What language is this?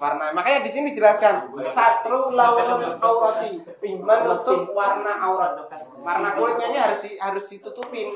Indonesian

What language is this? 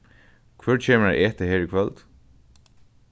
Faroese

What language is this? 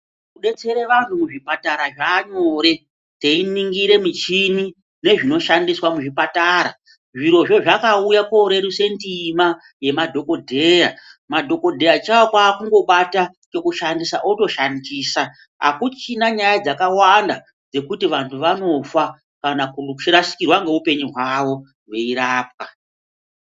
Ndau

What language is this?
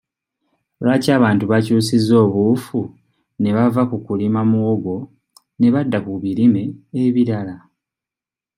Ganda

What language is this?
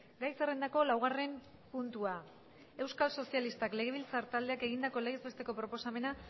Basque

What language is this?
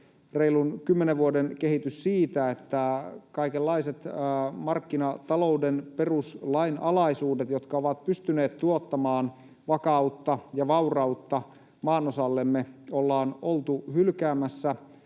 Finnish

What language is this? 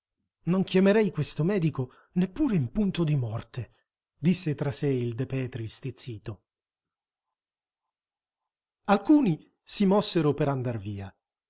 Italian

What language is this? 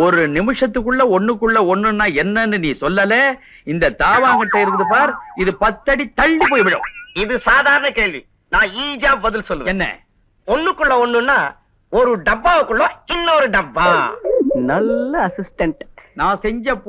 Romanian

